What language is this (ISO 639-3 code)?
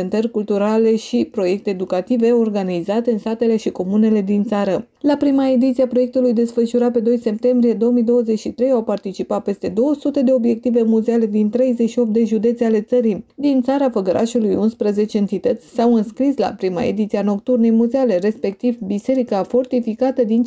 ron